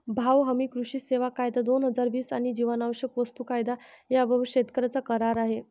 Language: Marathi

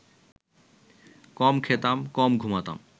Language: Bangla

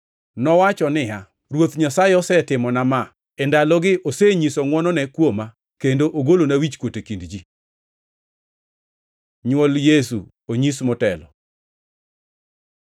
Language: Luo (Kenya and Tanzania)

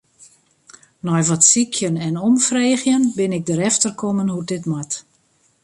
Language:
Western Frisian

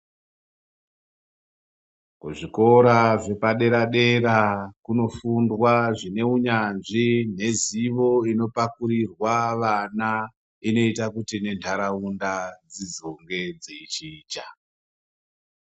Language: Ndau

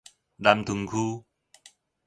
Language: Min Nan Chinese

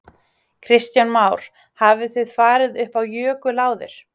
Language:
Icelandic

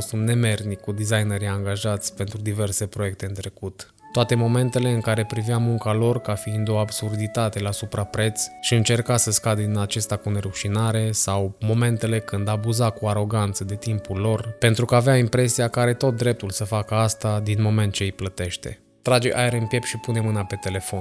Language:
Romanian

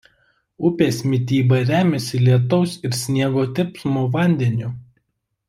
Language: Lithuanian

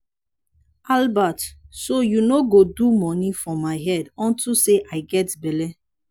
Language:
Nigerian Pidgin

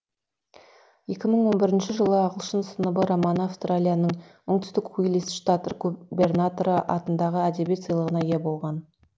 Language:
Kazakh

